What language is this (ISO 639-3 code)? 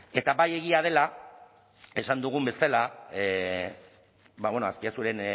eus